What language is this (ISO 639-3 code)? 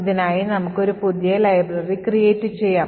mal